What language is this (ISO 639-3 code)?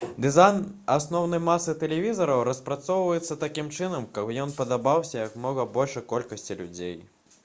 bel